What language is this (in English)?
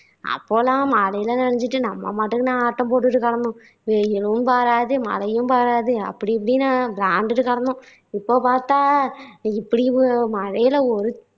Tamil